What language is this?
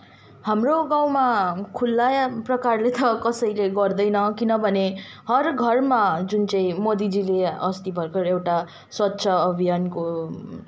Nepali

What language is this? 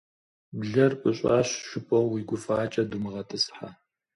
Kabardian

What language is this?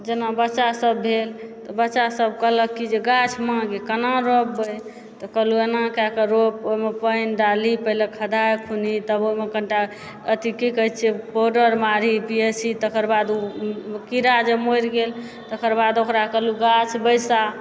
Maithili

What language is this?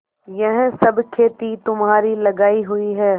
Hindi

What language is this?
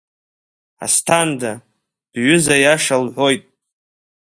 Abkhazian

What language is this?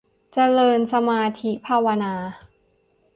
Thai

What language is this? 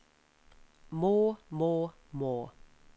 Norwegian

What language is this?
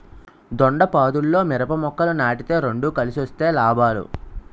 Telugu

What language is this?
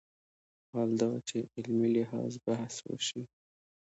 Pashto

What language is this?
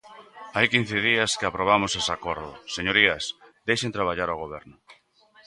Galician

